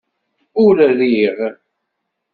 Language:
Kabyle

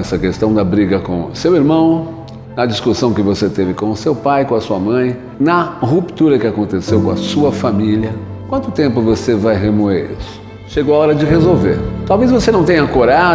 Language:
Portuguese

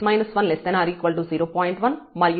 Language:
Telugu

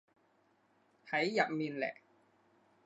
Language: Cantonese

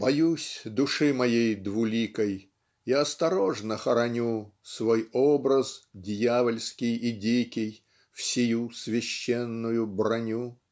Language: Russian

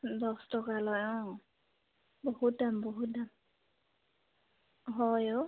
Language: Assamese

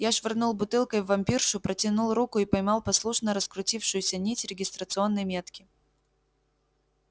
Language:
Russian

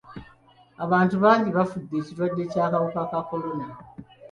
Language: Ganda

